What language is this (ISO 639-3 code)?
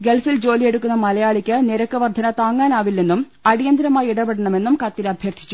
mal